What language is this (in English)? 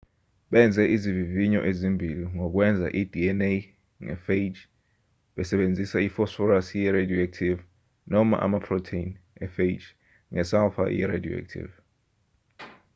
Zulu